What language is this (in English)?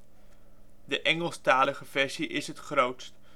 Dutch